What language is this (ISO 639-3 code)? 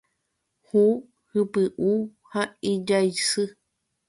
grn